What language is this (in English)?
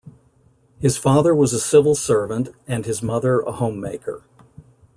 English